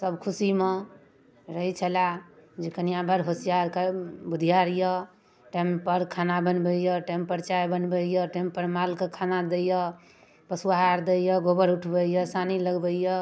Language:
Maithili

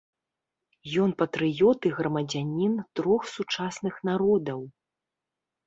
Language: Belarusian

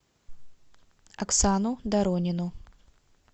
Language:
Russian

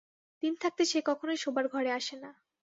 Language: Bangla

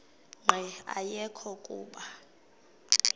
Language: Xhosa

